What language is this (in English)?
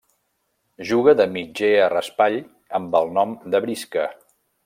Catalan